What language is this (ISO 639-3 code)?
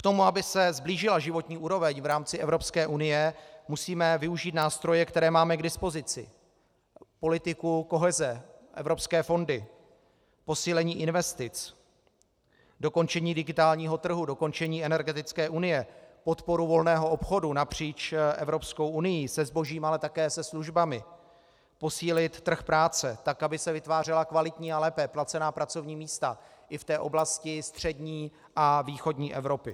ces